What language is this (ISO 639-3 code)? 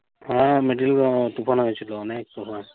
ben